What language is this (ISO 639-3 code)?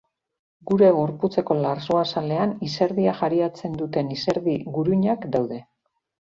eus